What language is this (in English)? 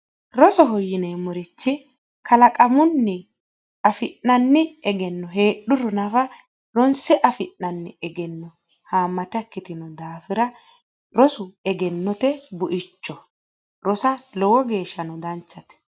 Sidamo